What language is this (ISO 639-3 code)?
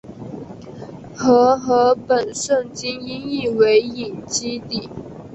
zho